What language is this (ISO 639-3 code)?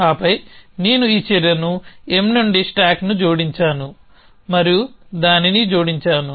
tel